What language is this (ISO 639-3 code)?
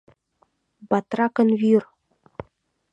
chm